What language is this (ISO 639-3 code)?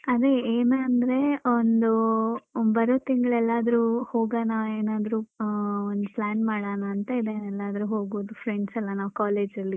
kan